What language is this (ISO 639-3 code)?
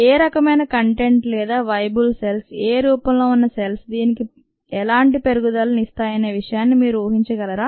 tel